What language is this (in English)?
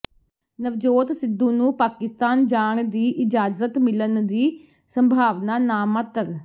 Punjabi